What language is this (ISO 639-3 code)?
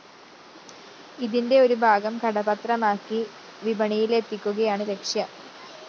mal